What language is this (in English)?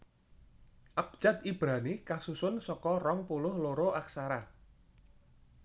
Javanese